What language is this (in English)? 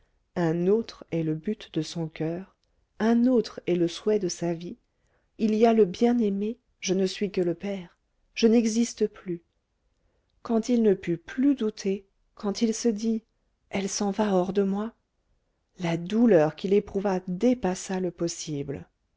French